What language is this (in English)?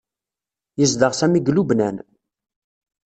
Kabyle